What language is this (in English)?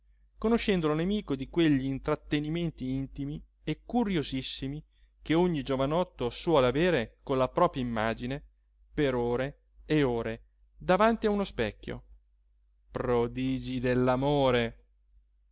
Italian